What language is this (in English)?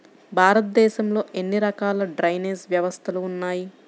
Telugu